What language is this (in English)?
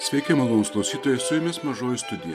Lithuanian